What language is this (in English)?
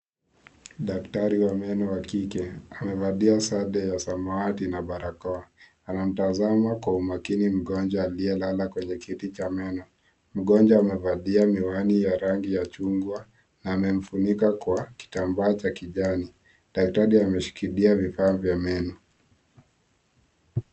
Swahili